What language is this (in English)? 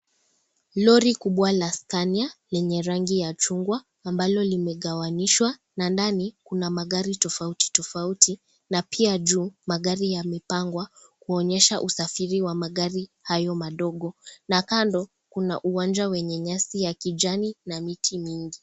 Swahili